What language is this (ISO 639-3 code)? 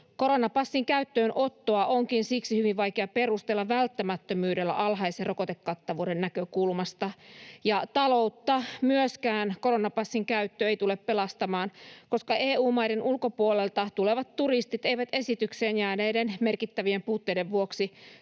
fin